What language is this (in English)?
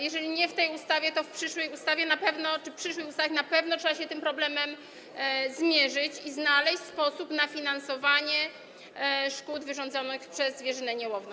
Polish